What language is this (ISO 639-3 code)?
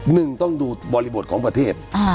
tha